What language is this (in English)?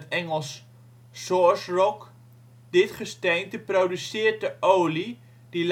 Dutch